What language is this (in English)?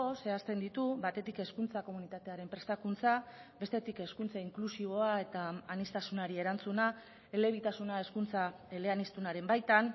Basque